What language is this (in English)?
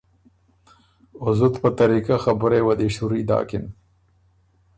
Ormuri